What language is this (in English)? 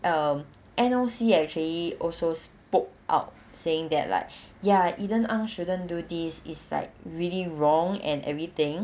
English